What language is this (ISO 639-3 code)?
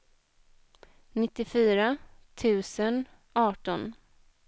swe